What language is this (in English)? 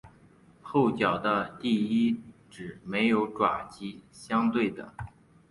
Chinese